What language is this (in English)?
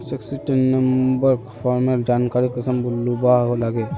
Magahi